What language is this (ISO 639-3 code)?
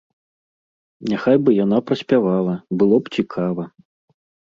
bel